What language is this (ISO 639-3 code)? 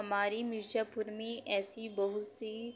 hin